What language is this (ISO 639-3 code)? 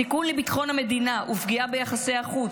heb